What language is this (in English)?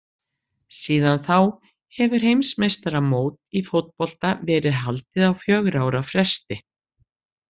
Icelandic